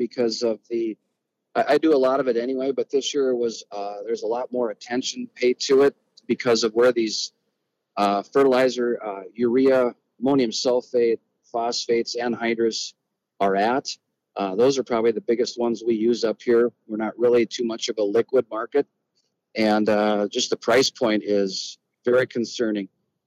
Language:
English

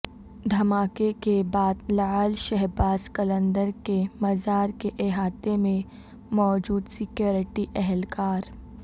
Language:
Urdu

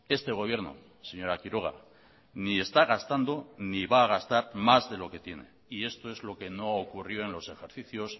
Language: Spanish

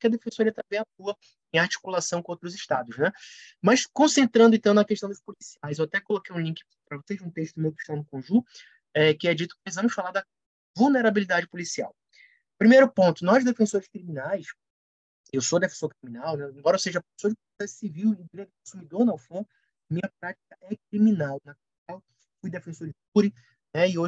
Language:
Portuguese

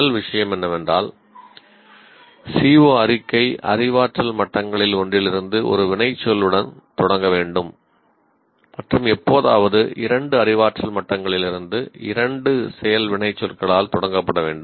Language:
Tamil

